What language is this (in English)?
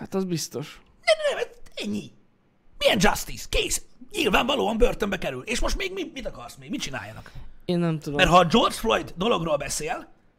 Hungarian